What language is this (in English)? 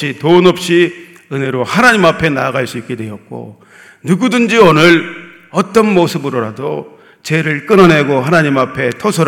Korean